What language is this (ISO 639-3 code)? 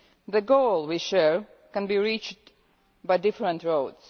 eng